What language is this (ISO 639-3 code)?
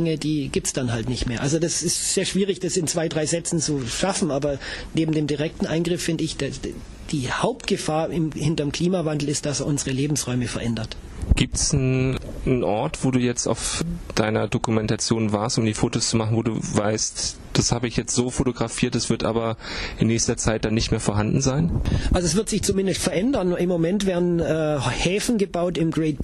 deu